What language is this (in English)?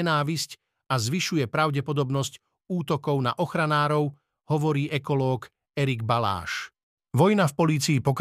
Slovak